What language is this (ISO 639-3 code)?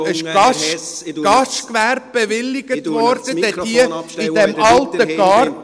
gsw